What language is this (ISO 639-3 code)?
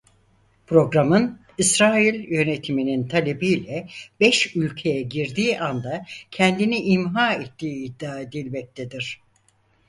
tur